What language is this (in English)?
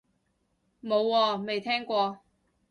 Cantonese